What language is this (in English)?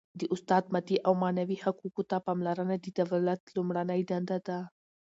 Pashto